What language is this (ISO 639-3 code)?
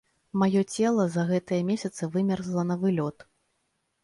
bel